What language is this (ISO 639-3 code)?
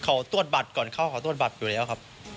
tha